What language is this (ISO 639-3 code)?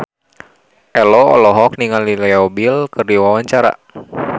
sun